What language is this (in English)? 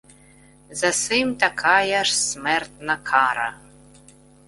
Ukrainian